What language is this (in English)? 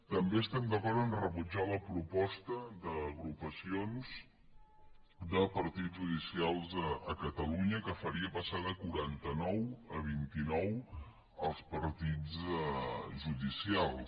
Catalan